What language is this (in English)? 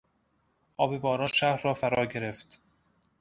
Persian